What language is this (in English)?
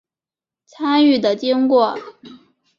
Chinese